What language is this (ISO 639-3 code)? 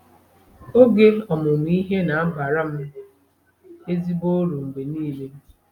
ibo